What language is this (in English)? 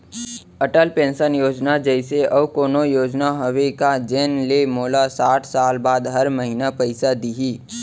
Chhattisgarhi